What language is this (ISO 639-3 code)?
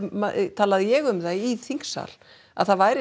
isl